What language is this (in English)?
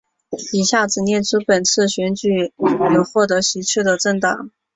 Chinese